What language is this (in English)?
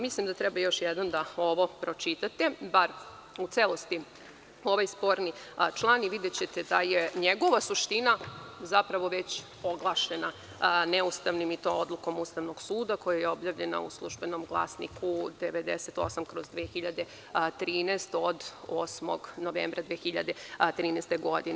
Serbian